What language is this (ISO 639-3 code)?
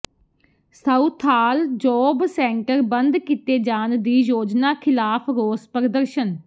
pan